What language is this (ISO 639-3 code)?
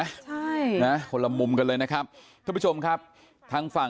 tha